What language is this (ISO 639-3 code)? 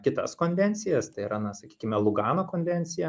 lit